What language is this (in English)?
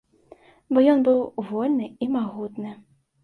Belarusian